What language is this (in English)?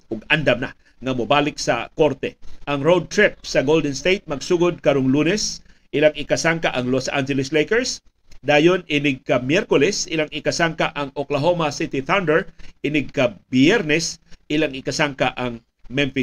Filipino